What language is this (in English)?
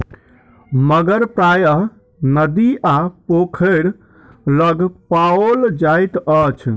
Maithili